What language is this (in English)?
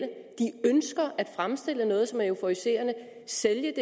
Danish